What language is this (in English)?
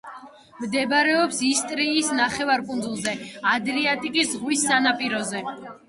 Georgian